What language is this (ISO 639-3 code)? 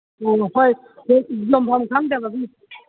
mni